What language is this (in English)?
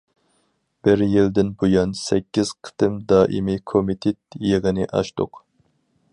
Uyghur